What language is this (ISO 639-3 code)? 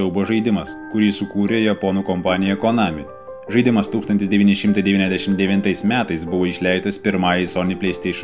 ara